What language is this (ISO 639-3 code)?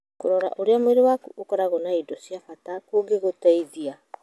kik